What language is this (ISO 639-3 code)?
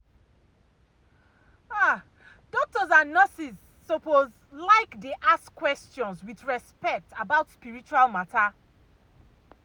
pcm